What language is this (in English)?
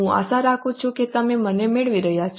Gujarati